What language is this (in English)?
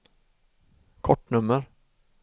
Swedish